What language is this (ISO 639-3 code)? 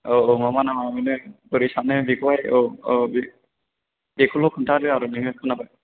brx